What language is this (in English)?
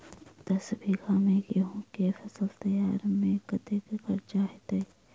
Maithili